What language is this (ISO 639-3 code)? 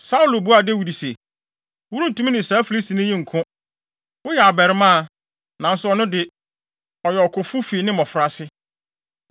aka